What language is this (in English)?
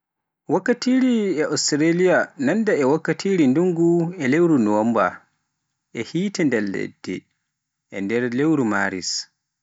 Pular